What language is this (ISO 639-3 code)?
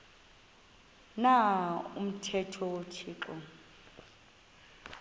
xho